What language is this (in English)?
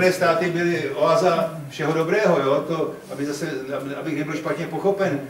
Czech